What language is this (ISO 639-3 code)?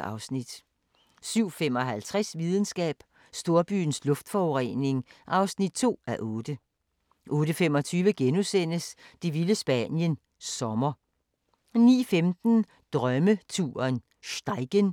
dan